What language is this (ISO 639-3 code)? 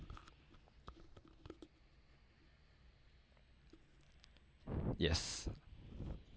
eng